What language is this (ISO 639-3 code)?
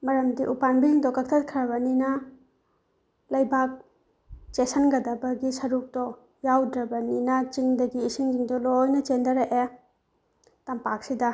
mni